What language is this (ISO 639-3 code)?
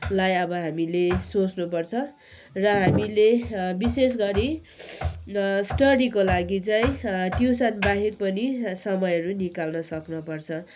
nep